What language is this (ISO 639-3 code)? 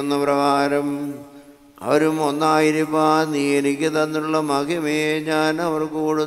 ron